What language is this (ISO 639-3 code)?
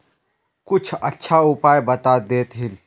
mag